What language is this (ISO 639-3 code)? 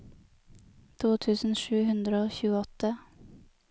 nor